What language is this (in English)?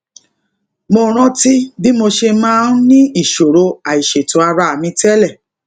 Yoruba